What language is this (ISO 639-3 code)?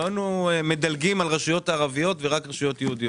heb